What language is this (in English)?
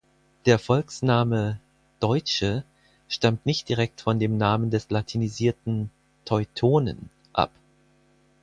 German